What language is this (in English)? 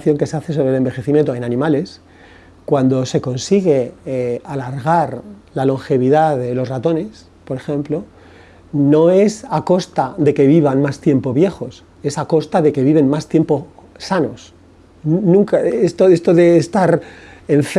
Spanish